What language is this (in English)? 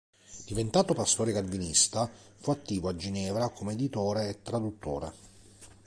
Italian